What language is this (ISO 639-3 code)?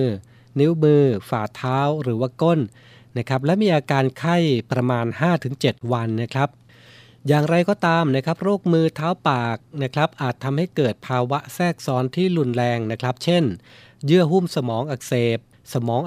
tha